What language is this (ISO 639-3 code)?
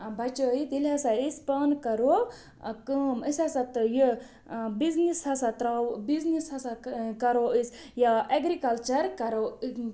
kas